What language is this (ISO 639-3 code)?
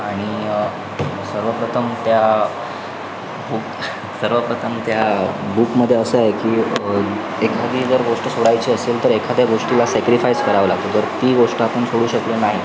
mar